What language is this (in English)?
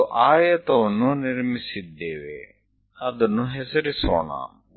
Kannada